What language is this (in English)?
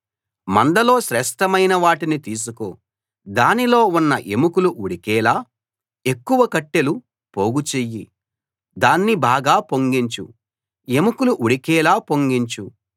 Telugu